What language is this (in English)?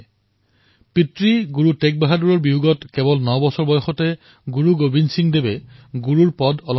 Assamese